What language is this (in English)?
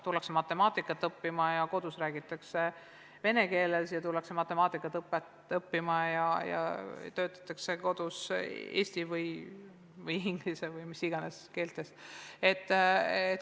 Estonian